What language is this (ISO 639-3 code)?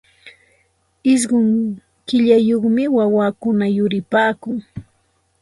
qxt